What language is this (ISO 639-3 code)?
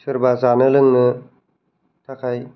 brx